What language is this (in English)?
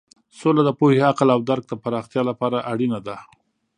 Pashto